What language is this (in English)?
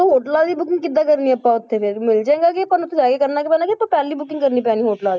Punjabi